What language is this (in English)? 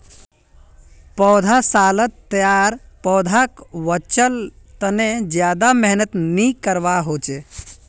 Magahi